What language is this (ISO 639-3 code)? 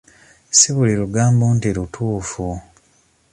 lug